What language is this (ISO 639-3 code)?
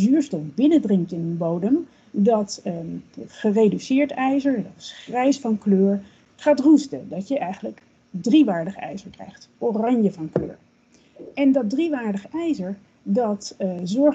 nld